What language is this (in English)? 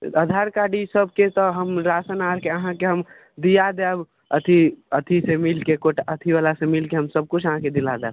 Maithili